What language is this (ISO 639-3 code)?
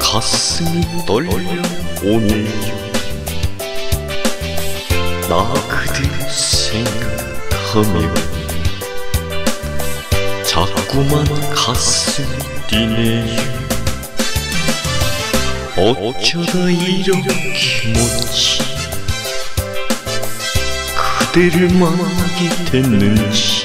kor